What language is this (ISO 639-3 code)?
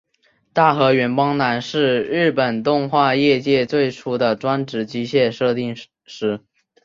zho